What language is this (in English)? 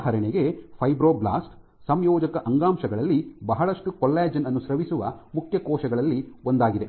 Kannada